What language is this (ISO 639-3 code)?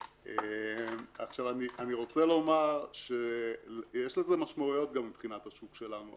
heb